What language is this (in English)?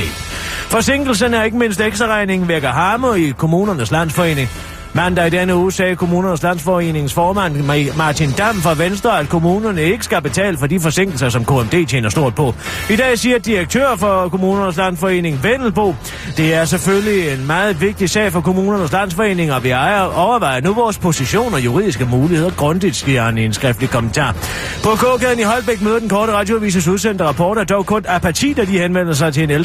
Danish